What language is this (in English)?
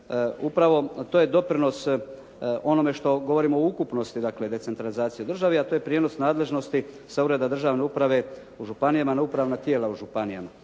Croatian